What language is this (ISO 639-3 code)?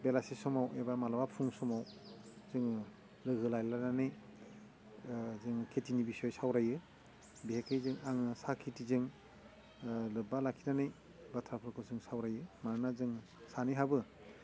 brx